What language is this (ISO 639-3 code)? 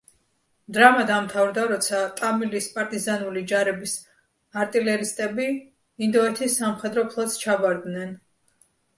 kat